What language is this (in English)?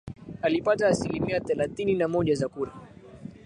Swahili